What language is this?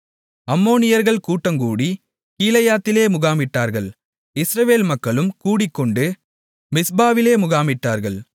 Tamil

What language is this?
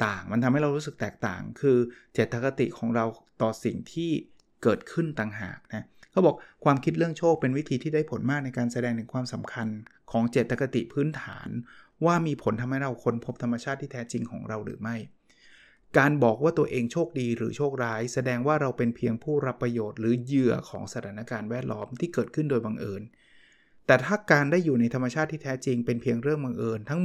Thai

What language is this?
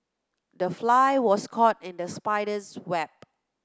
English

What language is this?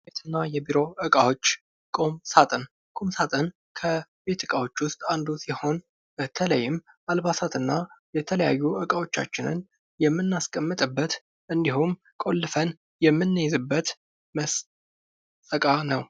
Amharic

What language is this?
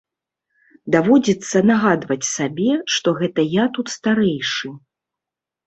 Belarusian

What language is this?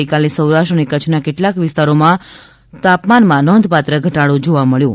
Gujarati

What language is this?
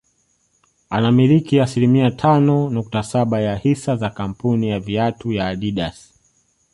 Swahili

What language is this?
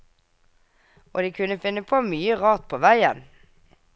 Norwegian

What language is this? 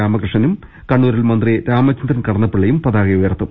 Malayalam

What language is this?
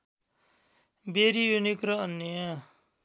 Nepali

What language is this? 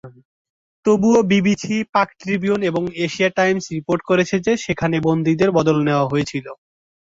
Bangla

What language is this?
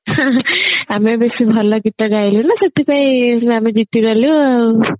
Odia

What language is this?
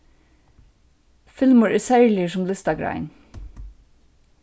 Faroese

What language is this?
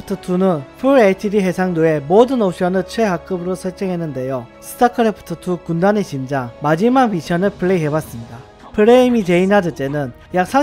Korean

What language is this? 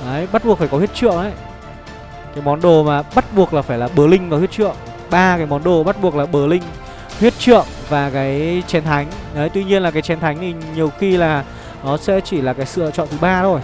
Vietnamese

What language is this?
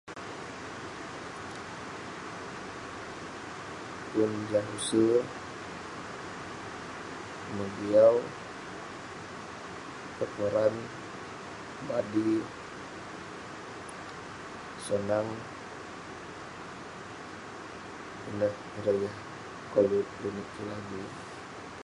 Western Penan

